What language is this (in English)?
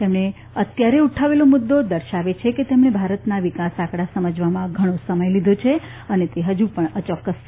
Gujarati